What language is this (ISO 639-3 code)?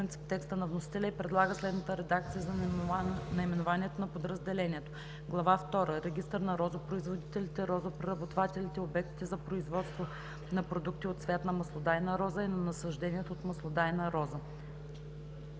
bul